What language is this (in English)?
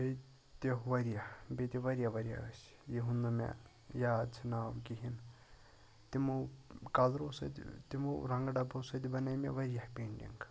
Kashmiri